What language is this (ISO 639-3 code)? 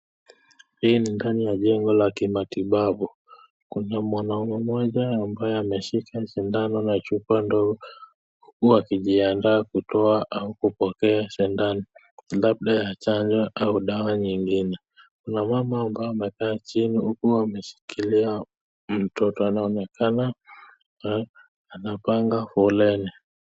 swa